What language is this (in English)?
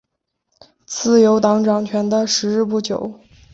Chinese